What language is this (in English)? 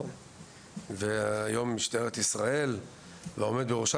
Hebrew